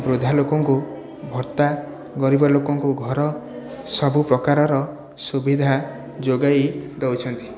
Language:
Odia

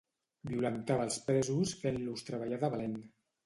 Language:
Catalan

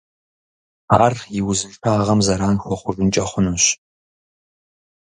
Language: Kabardian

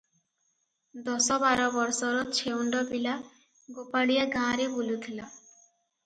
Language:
Odia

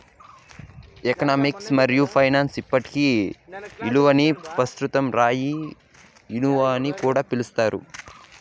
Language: Telugu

